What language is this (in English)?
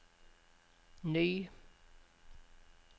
Norwegian